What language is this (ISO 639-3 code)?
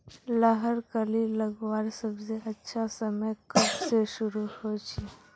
mag